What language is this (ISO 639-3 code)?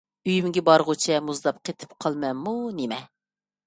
uig